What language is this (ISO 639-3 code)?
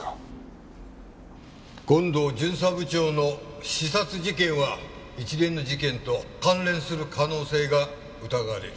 jpn